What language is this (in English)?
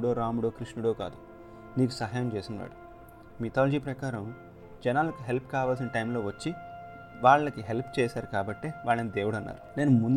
Telugu